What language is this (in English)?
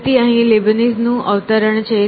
Gujarati